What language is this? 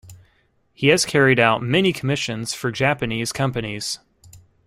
English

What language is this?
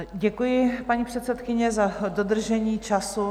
Czech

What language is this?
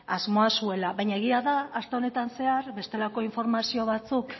Basque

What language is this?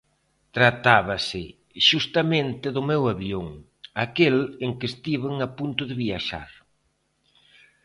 Galician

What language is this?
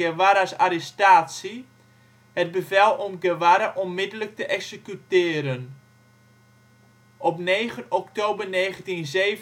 Dutch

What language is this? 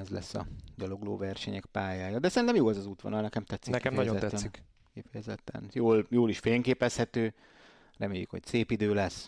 Hungarian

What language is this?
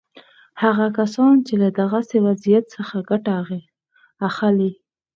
Pashto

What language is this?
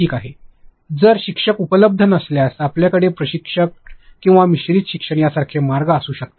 Marathi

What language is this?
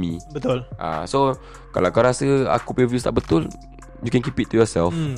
Malay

